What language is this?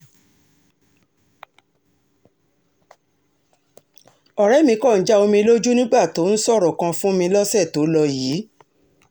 Yoruba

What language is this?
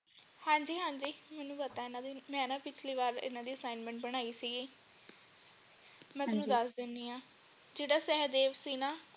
Punjabi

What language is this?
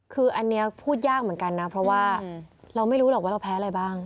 Thai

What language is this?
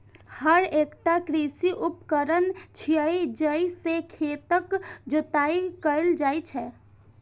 Maithili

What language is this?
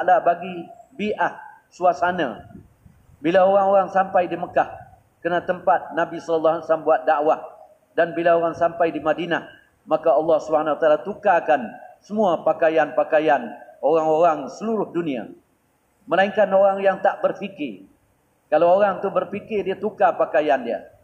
Malay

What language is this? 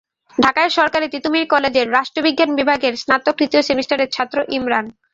Bangla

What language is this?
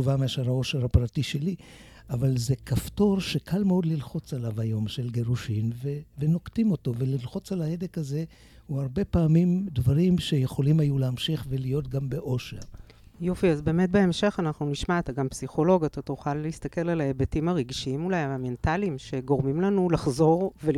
Hebrew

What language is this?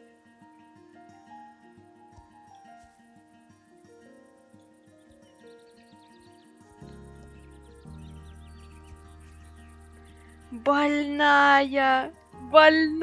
Russian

